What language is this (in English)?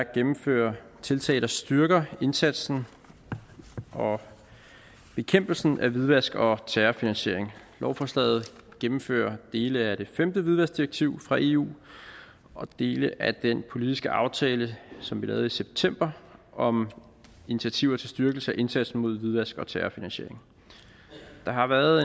Danish